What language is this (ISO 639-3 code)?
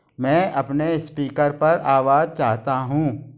hin